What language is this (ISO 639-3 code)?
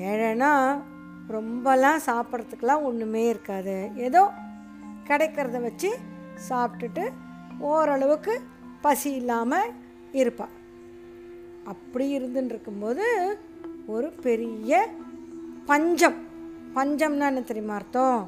tam